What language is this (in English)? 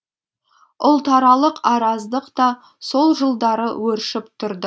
Kazakh